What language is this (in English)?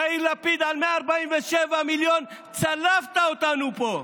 Hebrew